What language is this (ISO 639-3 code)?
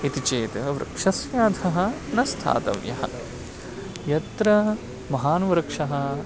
san